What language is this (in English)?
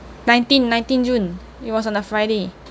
English